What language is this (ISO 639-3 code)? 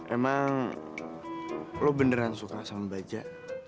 ind